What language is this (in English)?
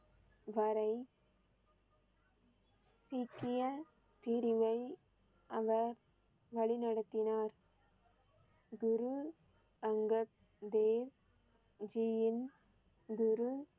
Tamil